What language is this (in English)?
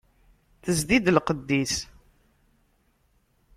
Kabyle